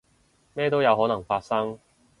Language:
Cantonese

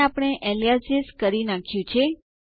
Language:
Gujarati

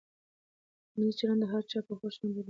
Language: Pashto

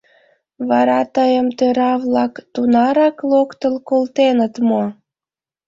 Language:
Mari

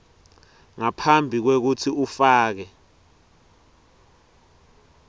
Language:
Swati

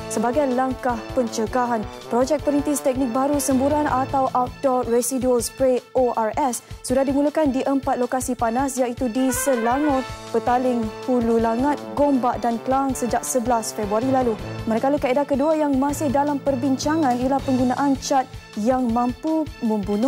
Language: Malay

